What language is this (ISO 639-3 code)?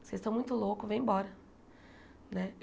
por